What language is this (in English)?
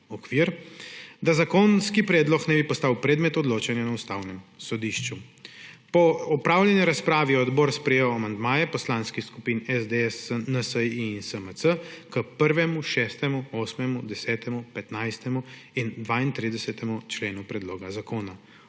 Slovenian